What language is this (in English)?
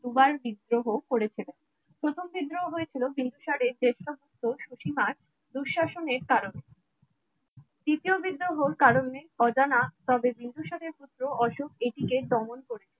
Bangla